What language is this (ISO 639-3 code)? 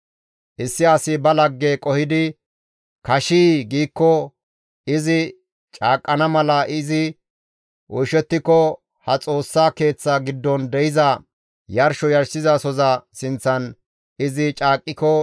gmv